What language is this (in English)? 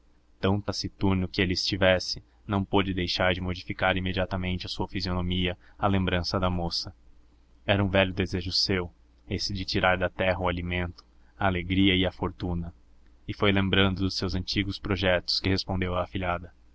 Portuguese